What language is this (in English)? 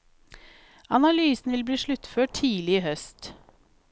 Norwegian